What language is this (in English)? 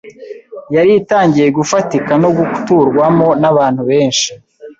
Kinyarwanda